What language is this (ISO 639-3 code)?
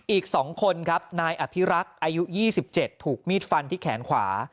tha